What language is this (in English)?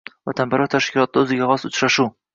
Uzbek